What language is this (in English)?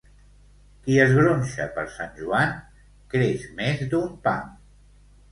Catalan